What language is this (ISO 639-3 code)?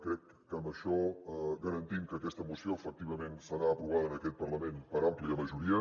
cat